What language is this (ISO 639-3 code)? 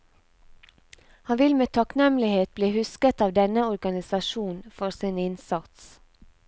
nor